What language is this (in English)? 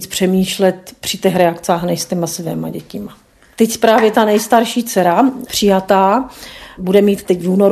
Czech